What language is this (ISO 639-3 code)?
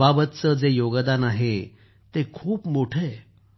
mar